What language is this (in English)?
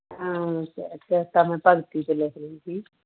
Punjabi